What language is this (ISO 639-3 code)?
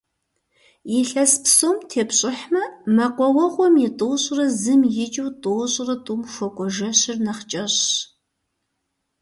kbd